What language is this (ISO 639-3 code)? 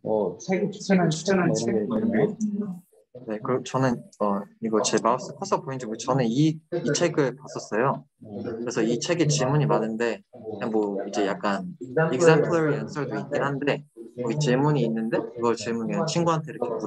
kor